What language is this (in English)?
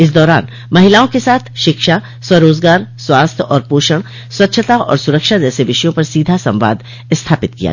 Hindi